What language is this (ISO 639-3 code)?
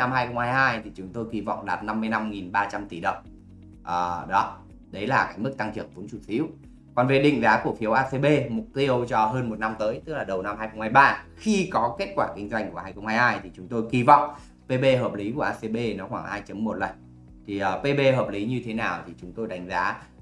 vie